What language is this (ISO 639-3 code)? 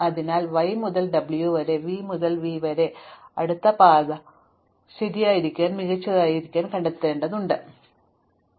mal